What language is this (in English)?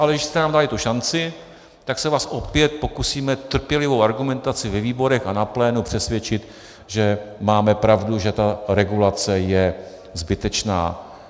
Czech